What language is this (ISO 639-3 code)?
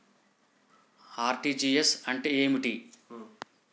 tel